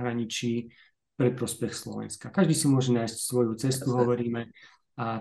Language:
Slovak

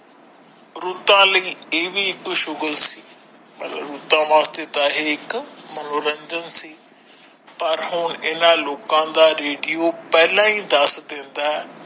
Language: Punjabi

